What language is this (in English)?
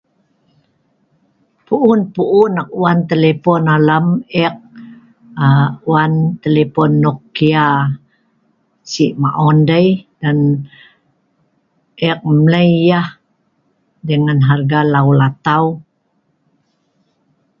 Sa'ban